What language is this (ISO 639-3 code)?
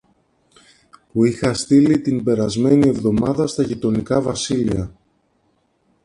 ell